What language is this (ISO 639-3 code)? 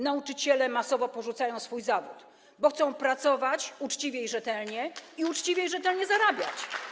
pol